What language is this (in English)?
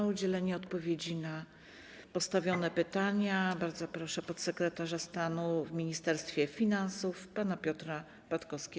Polish